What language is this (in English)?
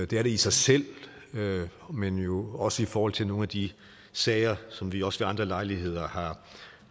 Danish